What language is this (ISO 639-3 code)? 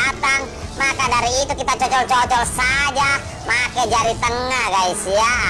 ind